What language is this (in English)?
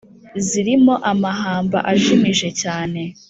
Kinyarwanda